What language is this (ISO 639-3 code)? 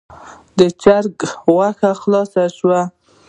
pus